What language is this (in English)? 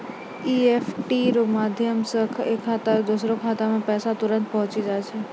Maithili